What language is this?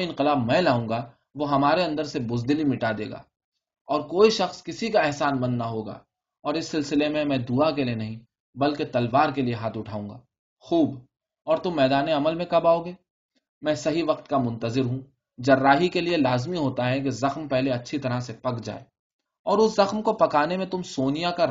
Urdu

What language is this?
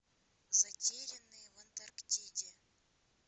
Russian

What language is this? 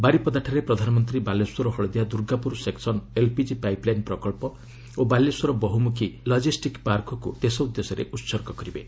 Odia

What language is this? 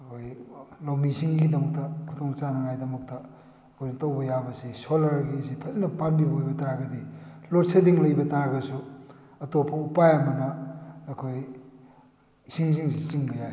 Manipuri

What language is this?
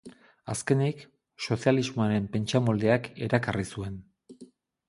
Basque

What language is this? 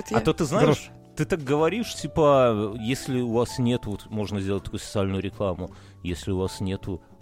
Russian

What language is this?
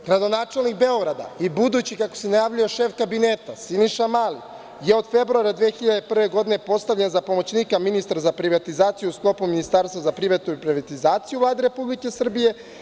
Serbian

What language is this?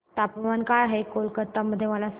Marathi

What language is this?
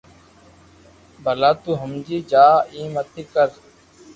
Loarki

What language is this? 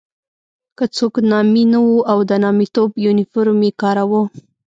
Pashto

